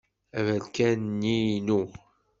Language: Kabyle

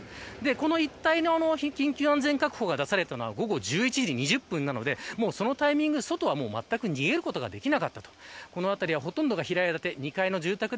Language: Japanese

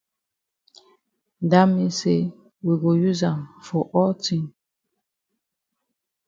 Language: Cameroon Pidgin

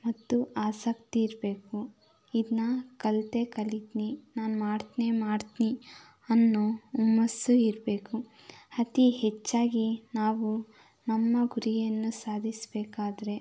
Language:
Kannada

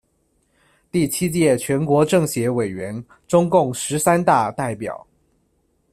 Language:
Chinese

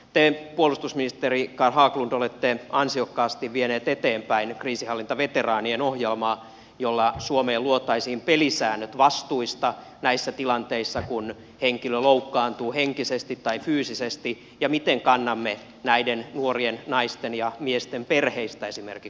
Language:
Finnish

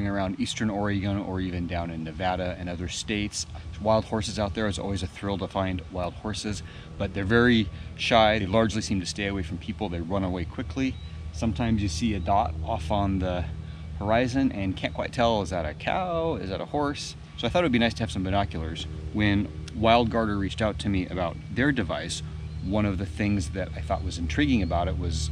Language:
English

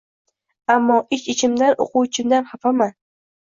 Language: Uzbek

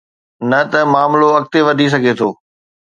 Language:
Sindhi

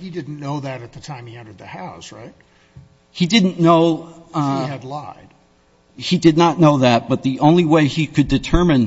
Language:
English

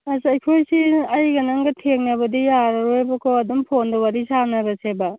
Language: Manipuri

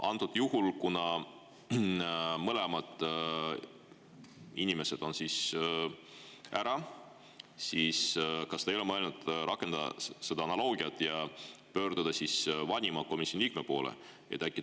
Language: Estonian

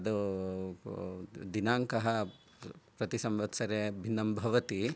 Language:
Sanskrit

